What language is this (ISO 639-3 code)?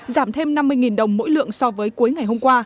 vie